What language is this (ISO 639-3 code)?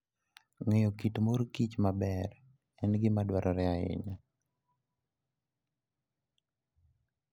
luo